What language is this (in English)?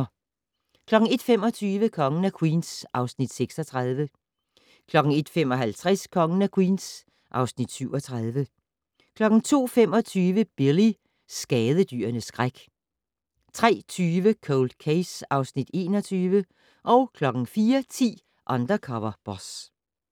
Danish